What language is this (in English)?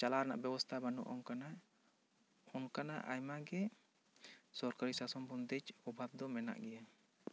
Santali